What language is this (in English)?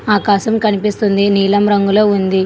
Telugu